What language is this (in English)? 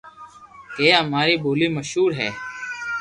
Loarki